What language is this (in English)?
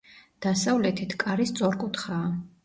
Georgian